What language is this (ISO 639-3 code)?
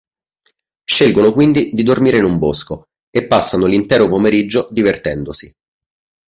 ita